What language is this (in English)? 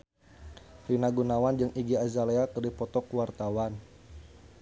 Sundanese